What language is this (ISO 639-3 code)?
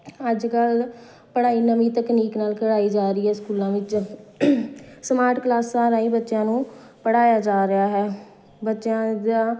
pan